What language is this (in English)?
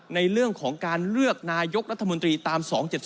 Thai